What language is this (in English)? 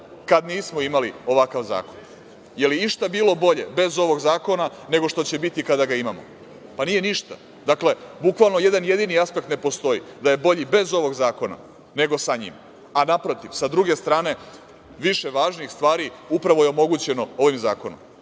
Serbian